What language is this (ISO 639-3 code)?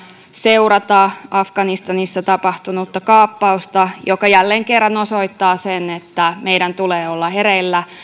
fin